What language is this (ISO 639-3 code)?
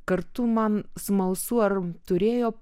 lit